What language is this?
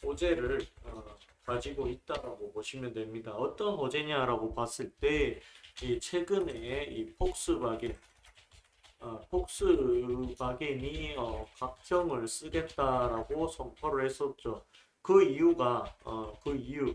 Korean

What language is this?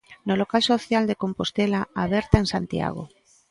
Galician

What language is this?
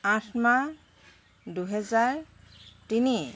Assamese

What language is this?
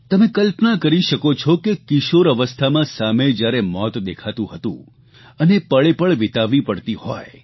Gujarati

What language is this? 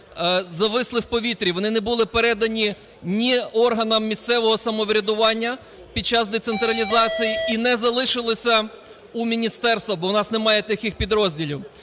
Ukrainian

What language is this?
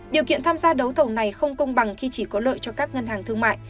Vietnamese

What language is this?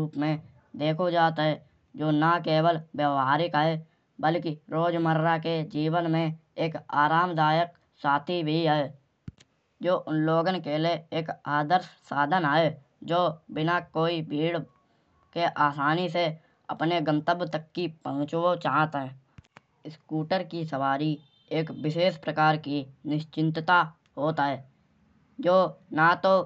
Kanauji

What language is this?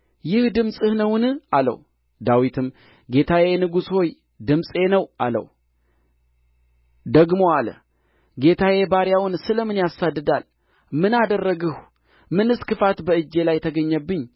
Amharic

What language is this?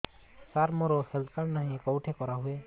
Odia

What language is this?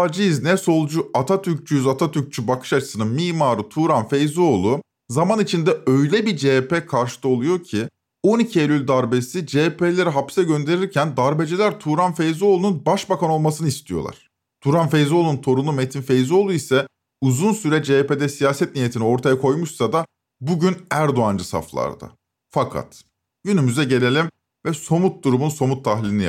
Turkish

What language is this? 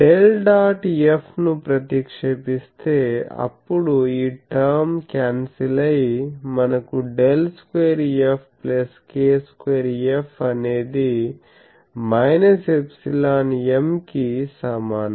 Telugu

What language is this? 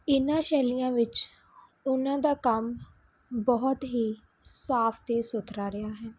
Punjabi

